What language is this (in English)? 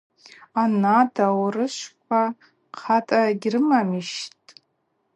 Abaza